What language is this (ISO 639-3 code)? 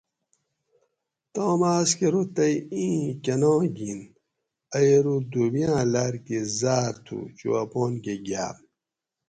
gwc